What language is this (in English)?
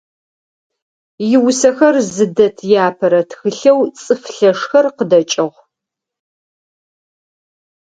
Adyghe